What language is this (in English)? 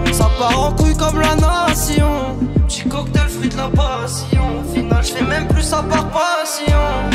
French